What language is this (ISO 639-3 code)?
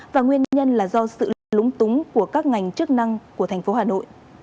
vie